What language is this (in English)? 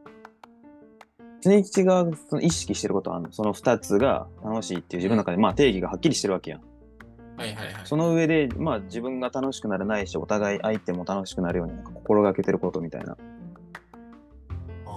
Japanese